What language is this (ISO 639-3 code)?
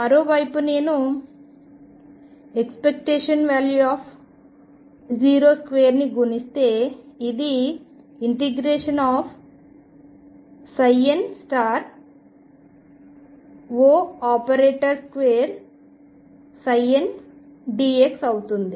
tel